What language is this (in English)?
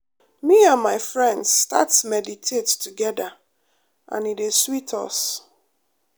Nigerian Pidgin